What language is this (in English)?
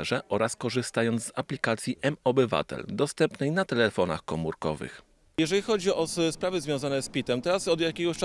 Polish